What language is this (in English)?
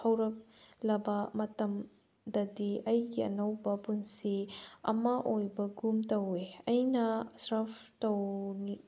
Manipuri